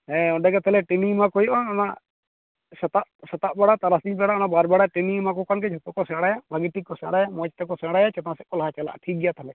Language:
Santali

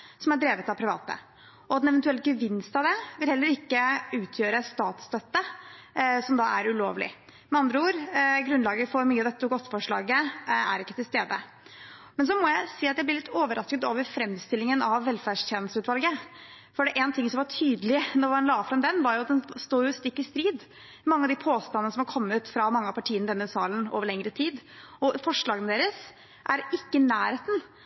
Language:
Norwegian Bokmål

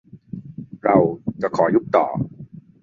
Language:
Thai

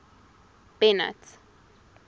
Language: English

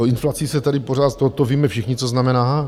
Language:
Czech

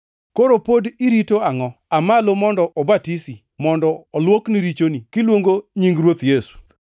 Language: Luo (Kenya and Tanzania)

